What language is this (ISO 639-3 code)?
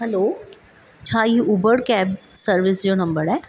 snd